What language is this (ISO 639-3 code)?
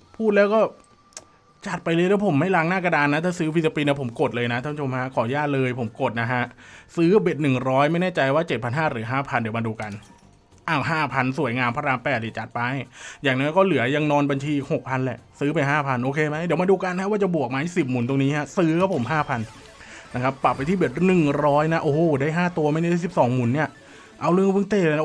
tha